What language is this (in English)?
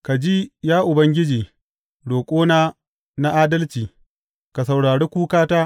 Hausa